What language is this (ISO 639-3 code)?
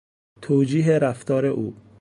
fas